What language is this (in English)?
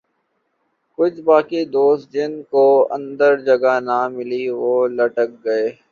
Urdu